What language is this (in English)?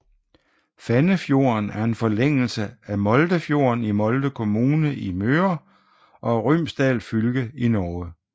Danish